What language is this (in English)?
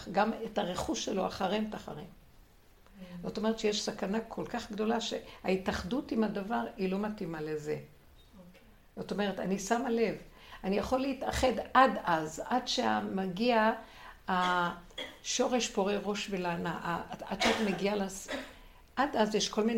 Hebrew